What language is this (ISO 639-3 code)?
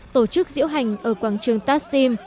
vie